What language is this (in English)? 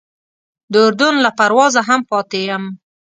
Pashto